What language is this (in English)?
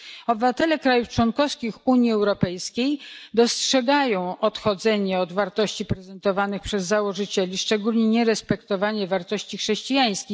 Polish